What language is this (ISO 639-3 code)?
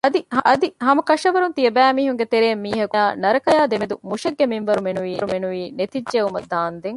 div